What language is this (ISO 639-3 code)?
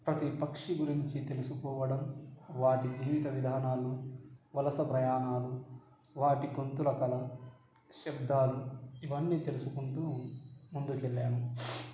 tel